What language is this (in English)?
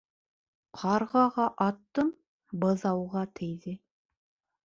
Bashkir